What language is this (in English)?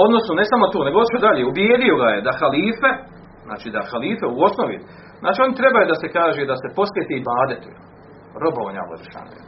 Croatian